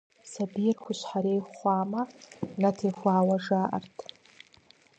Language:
Kabardian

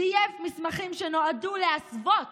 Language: Hebrew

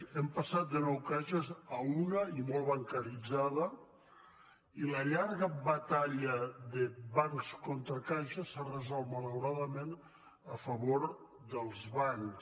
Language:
Catalan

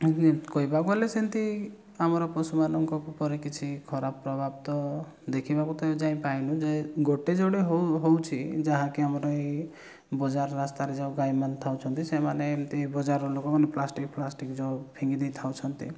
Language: Odia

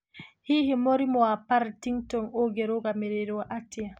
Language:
Kikuyu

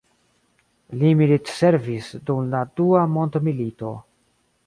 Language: Esperanto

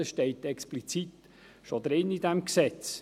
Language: Swiss German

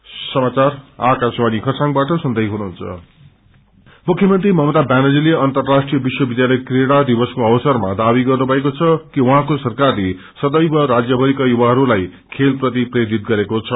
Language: Nepali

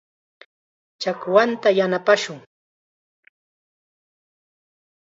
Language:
Chiquián Ancash Quechua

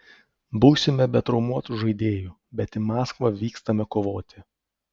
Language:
Lithuanian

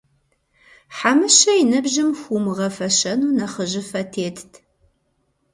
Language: Kabardian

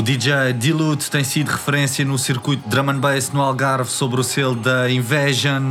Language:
Portuguese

